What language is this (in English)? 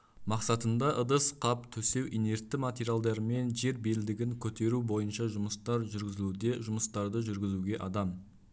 Kazakh